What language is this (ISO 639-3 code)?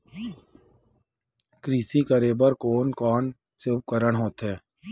hne